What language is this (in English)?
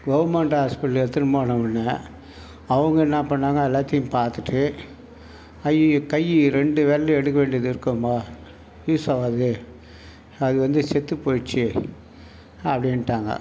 Tamil